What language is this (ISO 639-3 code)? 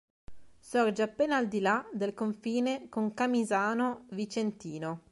ita